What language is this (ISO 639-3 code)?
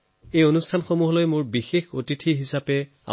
asm